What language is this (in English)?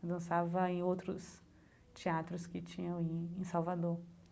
Portuguese